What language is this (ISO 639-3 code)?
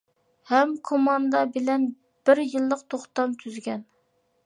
uig